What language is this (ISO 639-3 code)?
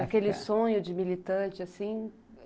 por